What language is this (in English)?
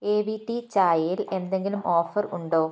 Malayalam